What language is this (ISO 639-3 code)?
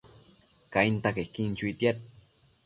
mcf